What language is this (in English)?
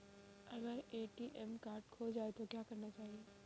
Hindi